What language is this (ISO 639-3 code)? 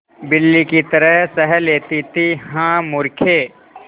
hin